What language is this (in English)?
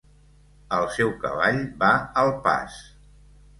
Catalan